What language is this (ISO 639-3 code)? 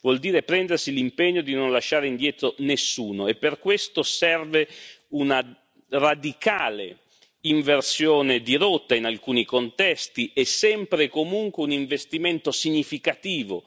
ita